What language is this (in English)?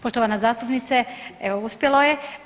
Croatian